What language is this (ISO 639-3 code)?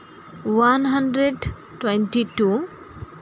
sat